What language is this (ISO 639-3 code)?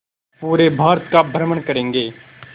hin